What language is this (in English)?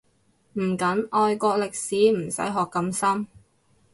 Cantonese